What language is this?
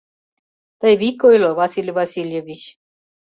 Mari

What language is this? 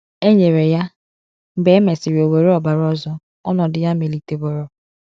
Igbo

